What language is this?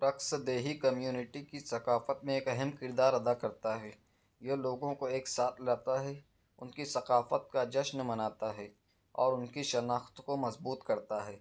Urdu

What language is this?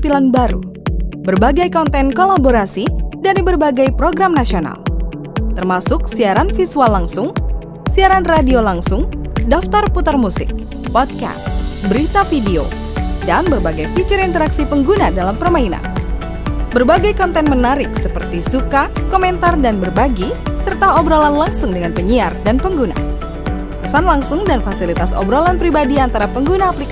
Indonesian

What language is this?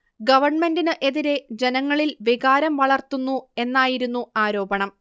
Malayalam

